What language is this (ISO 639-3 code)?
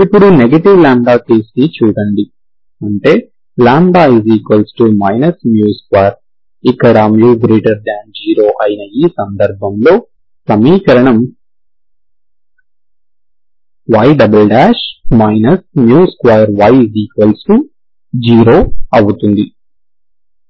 tel